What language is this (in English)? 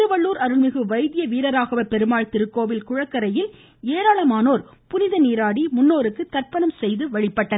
Tamil